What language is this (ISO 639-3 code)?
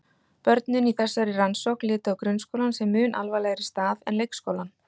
isl